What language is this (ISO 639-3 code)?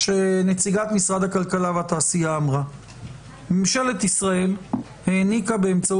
heb